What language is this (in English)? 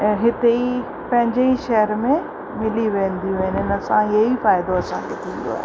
Sindhi